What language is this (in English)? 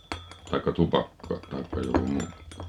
Finnish